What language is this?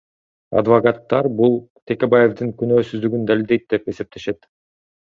Kyrgyz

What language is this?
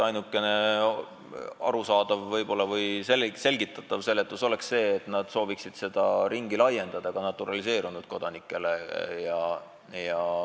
Estonian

